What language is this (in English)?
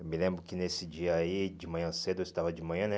Portuguese